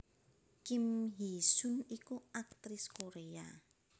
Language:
Javanese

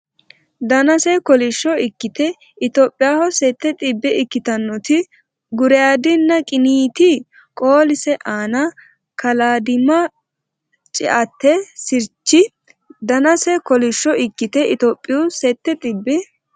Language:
Sidamo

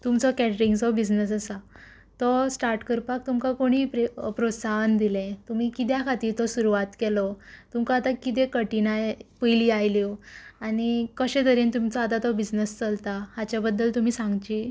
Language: Konkani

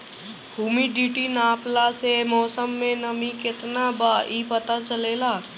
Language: Bhojpuri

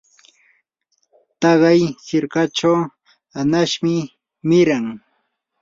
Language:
Yanahuanca Pasco Quechua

